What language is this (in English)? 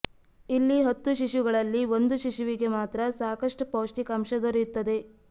Kannada